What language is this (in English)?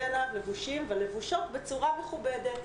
Hebrew